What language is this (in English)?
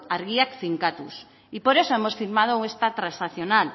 Spanish